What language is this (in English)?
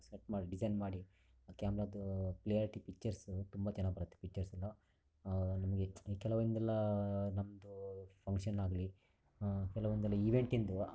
Kannada